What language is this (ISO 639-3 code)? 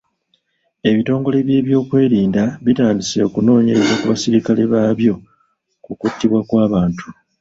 lug